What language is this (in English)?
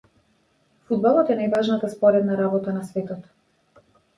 Macedonian